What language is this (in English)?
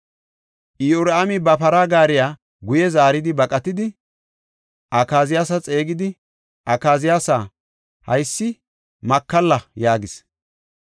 Gofa